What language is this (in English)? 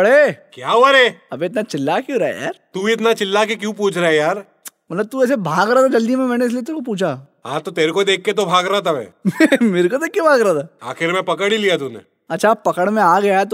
Hindi